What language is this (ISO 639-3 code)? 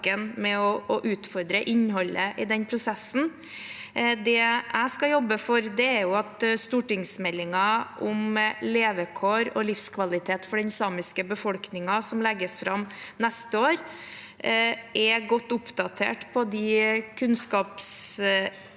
nor